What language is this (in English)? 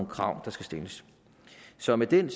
Danish